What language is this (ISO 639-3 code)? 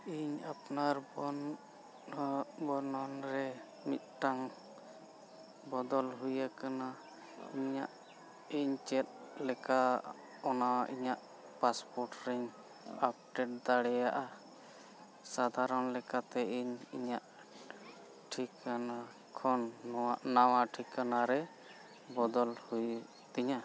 sat